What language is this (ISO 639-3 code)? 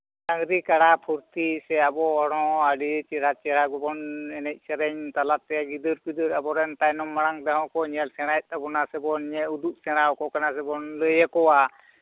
sat